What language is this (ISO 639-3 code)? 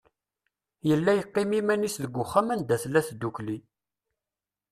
kab